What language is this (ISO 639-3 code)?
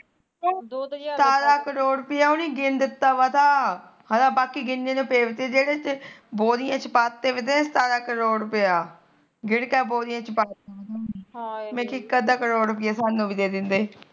pan